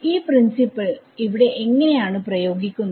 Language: Malayalam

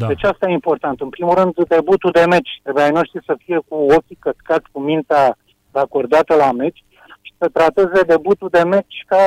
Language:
Romanian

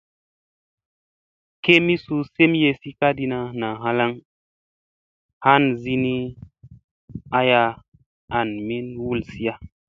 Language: Musey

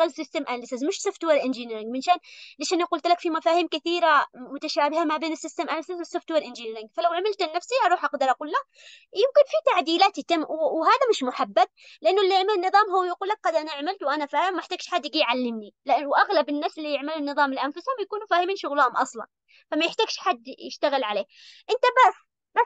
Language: Arabic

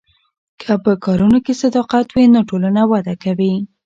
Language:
Pashto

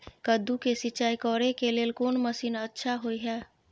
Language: Maithili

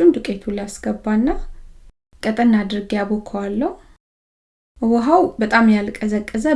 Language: Amharic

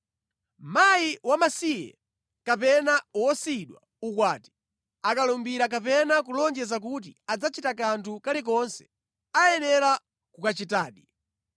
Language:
Nyanja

